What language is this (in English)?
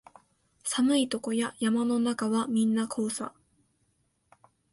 Japanese